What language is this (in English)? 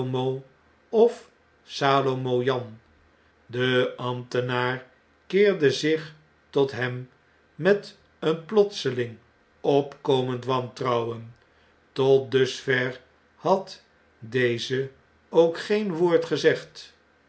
Dutch